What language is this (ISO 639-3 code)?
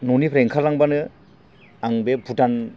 brx